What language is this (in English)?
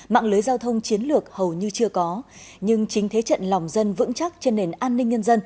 Vietnamese